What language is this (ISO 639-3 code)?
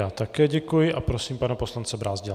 ces